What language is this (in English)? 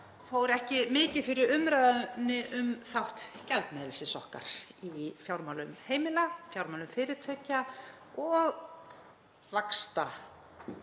Icelandic